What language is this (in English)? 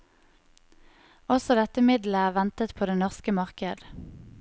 Norwegian